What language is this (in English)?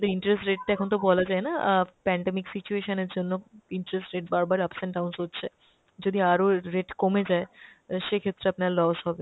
Bangla